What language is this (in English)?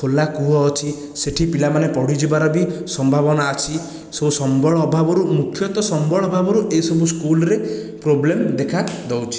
Odia